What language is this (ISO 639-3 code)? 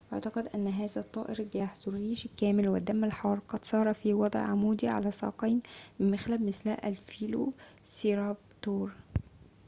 ara